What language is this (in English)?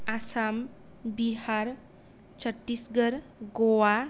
Bodo